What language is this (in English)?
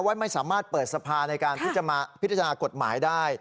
Thai